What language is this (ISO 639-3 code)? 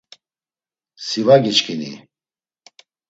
lzz